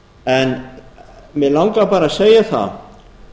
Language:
Icelandic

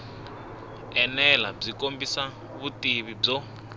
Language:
Tsonga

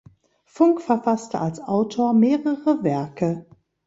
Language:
German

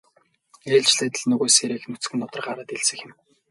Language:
Mongolian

